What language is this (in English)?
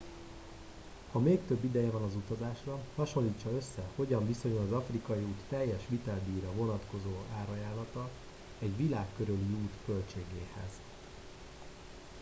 Hungarian